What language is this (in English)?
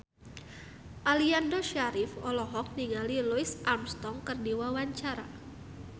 Sundanese